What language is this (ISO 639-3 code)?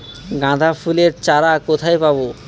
ben